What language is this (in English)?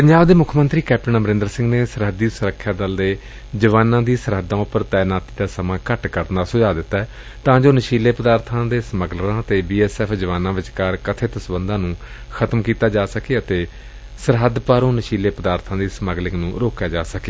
Punjabi